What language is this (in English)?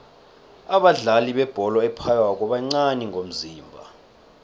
South Ndebele